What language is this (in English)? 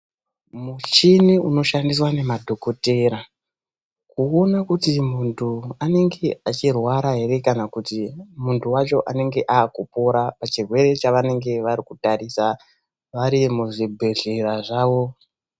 Ndau